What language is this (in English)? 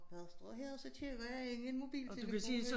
Danish